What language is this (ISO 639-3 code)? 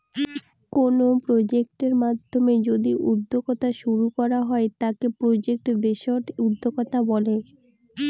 ben